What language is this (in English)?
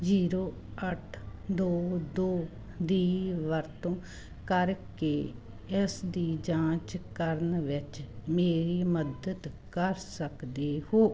Punjabi